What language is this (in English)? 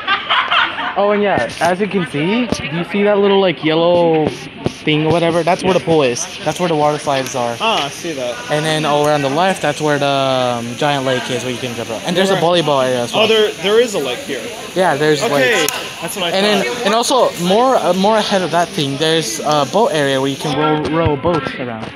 English